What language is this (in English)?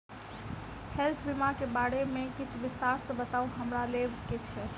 Maithili